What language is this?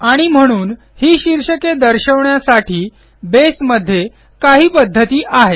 Marathi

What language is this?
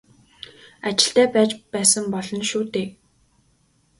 Mongolian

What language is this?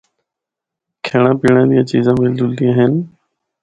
Northern Hindko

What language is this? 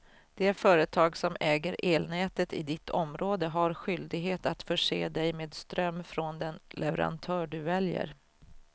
Swedish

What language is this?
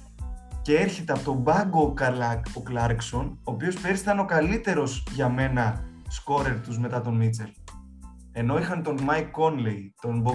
Greek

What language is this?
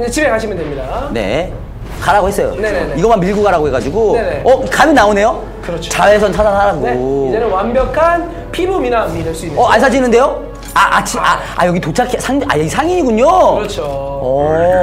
Korean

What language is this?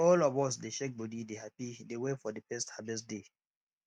Nigerian Pidgin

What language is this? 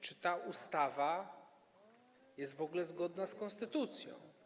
Polish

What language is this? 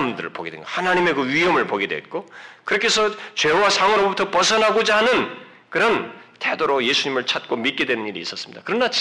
Korean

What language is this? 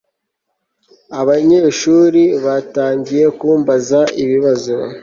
Kinyarwanda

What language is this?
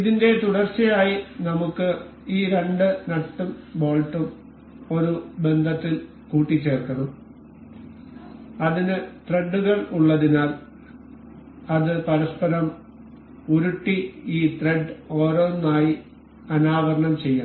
Malayalam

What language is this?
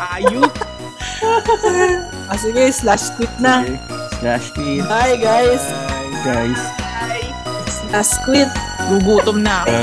Filipino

